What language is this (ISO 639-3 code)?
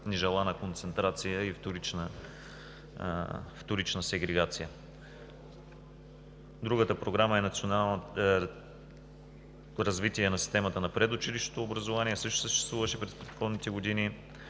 bul